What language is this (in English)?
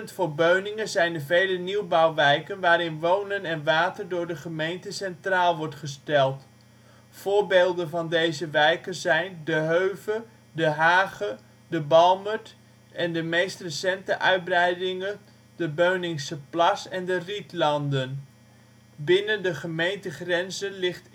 Dutch